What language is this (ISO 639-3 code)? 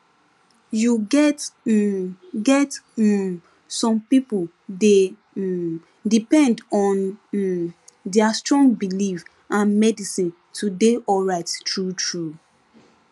pcm